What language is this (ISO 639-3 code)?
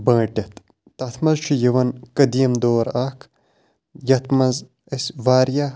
kas